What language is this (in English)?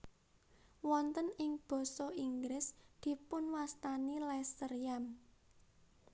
Javanese